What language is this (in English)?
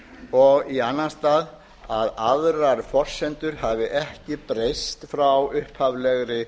Icelandic